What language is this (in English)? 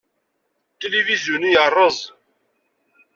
Kabyle